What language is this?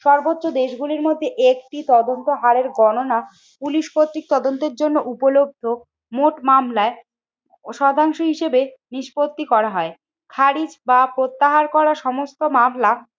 Bangla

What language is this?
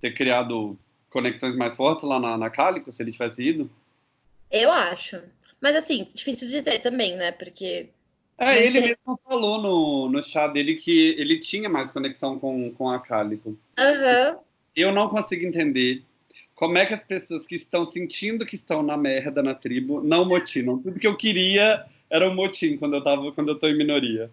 Portuguese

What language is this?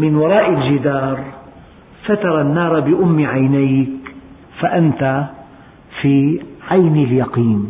Arabic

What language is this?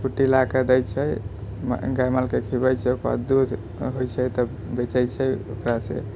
Maithili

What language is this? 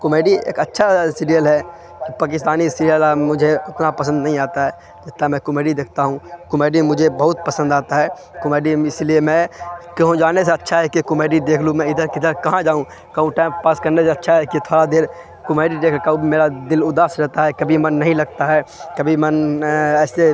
Urdu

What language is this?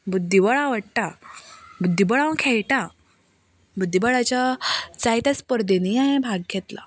Konkani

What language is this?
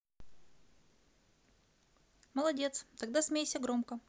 Russian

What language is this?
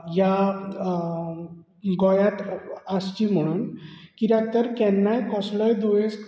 Konkani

